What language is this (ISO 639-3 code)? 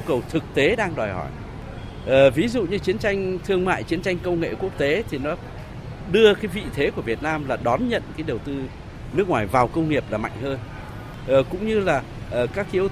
vie